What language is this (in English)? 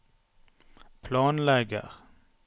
Norwegian